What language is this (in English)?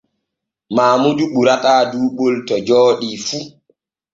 Borgu Fulfulde